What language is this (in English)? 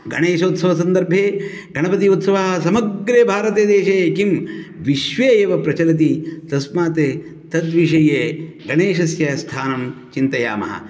Sanskrit